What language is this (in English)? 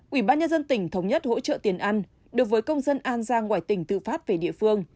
Vietnamese